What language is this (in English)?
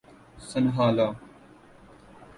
Urdu